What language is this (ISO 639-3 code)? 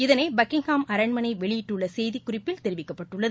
tam